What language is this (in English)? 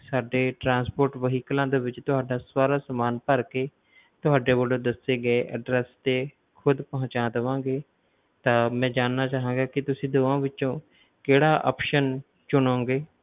Punjabi